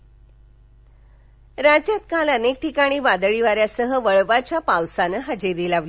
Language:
Marathi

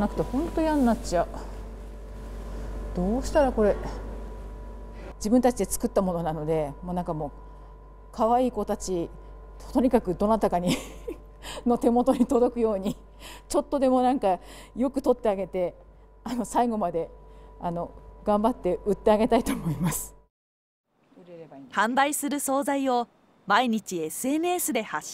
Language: Japanese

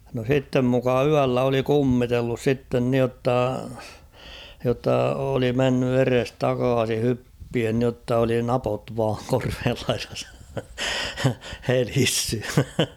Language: Finnish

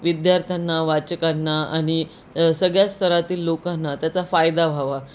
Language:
Marathi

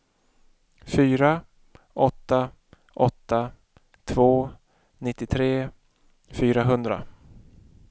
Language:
Swedish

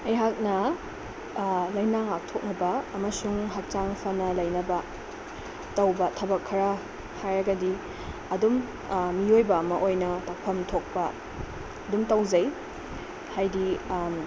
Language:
Manipuri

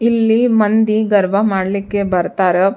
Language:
Kannada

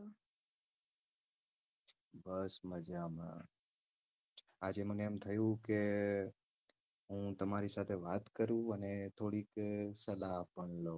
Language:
Gujarati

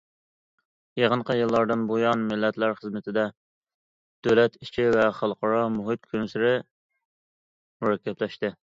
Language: Uyghur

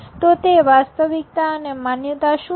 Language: Gujarati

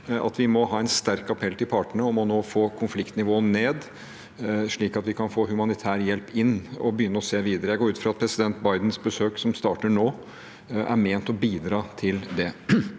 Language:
Norwegian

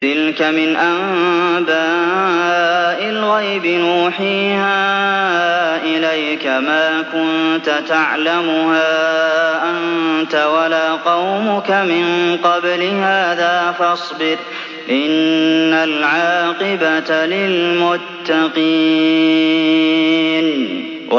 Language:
Arabic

